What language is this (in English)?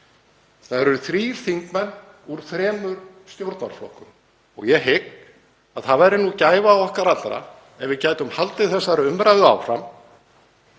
Icelandic